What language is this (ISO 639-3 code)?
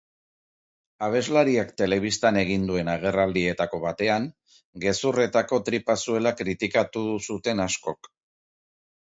eus